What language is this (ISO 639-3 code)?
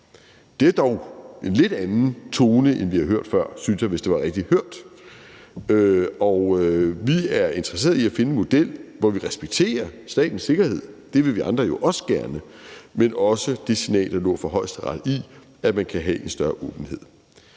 dan